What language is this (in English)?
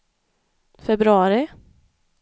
Swedish